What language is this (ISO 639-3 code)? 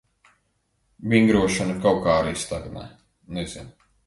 lav